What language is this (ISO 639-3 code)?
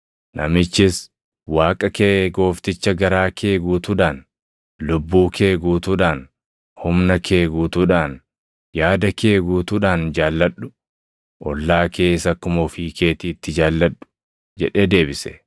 orm